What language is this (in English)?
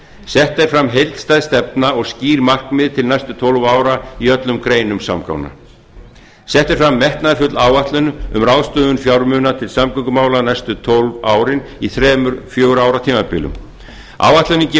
Icelandic